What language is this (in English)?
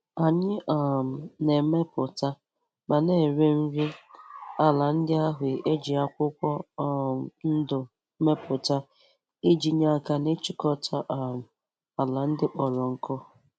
Igbo